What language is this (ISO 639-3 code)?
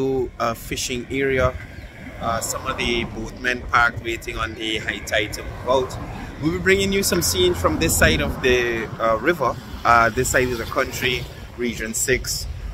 eng